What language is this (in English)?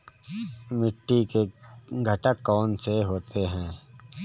Hindi